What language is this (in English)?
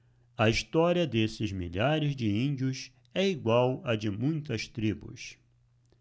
Portuguese